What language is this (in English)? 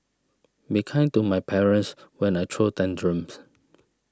English